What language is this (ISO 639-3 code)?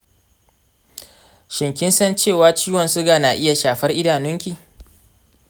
hau